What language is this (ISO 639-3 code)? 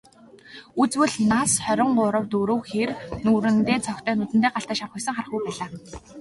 mon